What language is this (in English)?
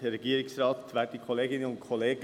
Swiss German